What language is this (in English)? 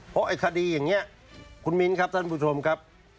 Thai